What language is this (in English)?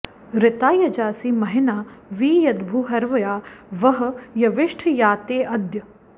Sanskrit